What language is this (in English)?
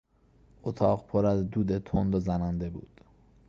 Persian